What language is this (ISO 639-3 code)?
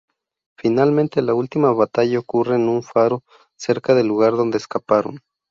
spa